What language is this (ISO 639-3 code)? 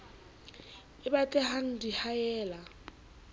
sot